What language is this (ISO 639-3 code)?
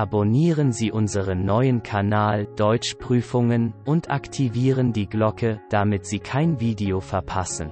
deu